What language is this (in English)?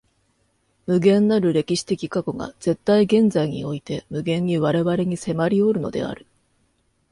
Japanese